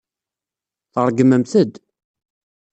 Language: Kabyle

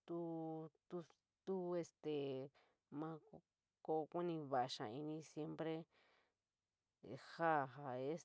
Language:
San Miguel El Grande Mixtec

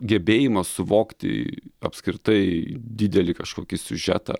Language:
Lithuanian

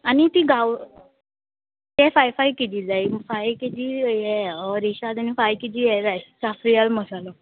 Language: Konkani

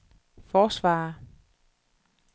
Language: Danish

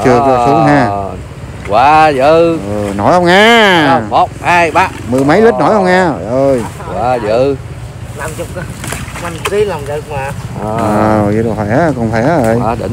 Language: Vietnamese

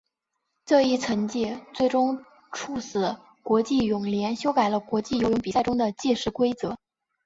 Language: Chinese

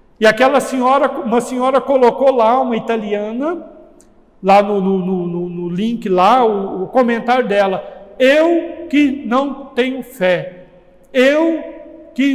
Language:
Portuguese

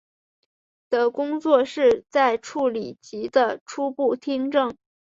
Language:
Chinese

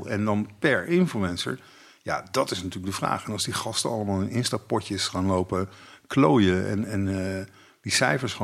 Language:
Dutch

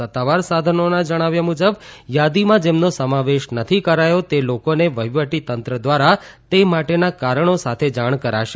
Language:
Gujarati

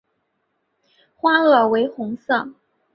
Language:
Chinese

